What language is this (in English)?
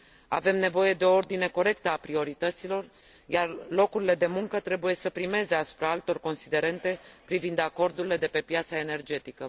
Romanian